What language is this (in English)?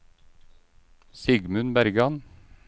Norwegian